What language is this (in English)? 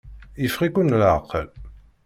Kabyle